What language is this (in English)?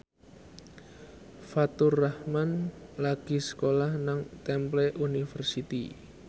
Javanese